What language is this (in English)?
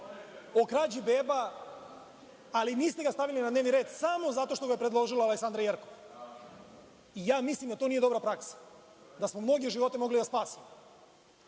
Serbian